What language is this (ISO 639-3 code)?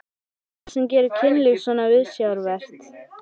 isl